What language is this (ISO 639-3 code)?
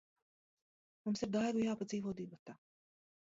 lav